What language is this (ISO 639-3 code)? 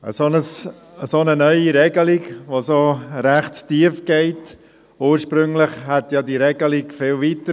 gsw